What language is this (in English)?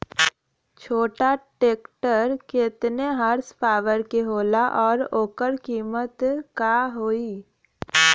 Bhojpuri